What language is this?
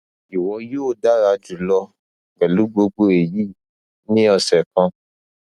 Yoruba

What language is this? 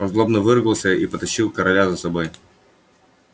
Russian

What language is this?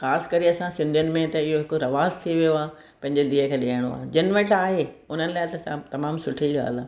Sindhi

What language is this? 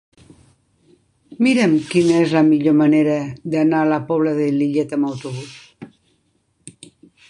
Catalan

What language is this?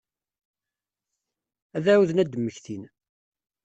Kabyle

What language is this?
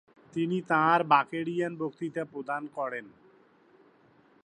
Bangla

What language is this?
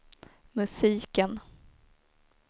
Swedish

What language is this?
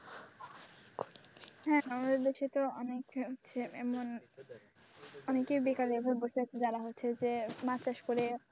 Bangla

